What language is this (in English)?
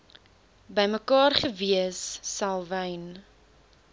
Afrikaans